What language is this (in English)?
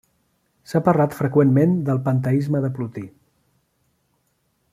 Catalan